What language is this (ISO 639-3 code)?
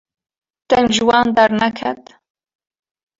kur